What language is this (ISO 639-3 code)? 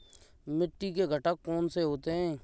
hin